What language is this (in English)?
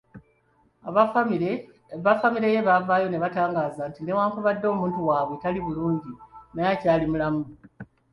Ganda